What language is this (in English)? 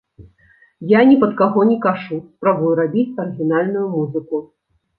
Belarusian